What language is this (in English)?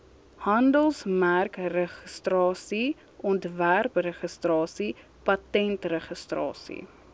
Afrikaans